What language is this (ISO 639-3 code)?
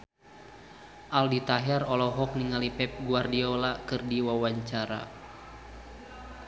sun